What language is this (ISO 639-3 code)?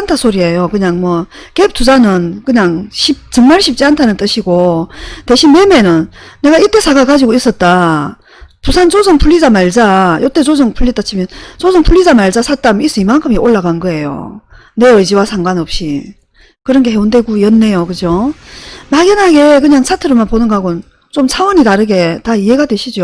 kor